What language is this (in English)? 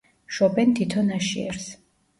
Georgian